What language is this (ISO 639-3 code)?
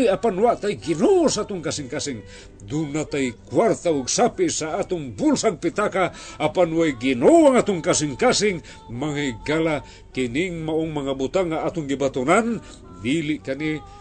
fil